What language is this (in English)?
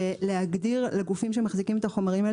Hebrew